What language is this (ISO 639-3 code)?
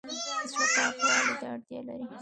pus